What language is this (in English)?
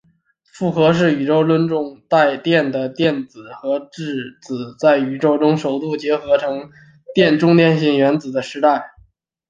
Chinese